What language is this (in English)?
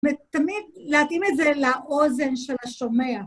Hebrew